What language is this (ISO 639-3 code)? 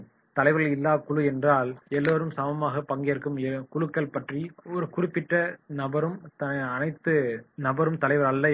tam